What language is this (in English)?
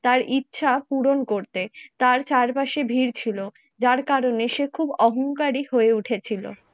Bangla